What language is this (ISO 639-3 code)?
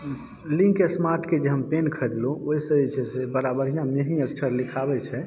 mai